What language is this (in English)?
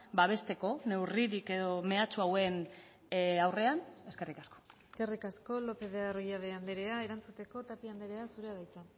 Basque